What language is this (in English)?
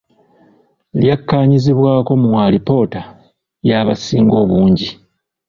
Ganda